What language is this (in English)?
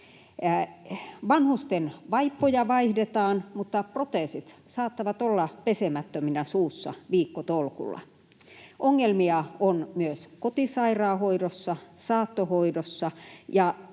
Finnish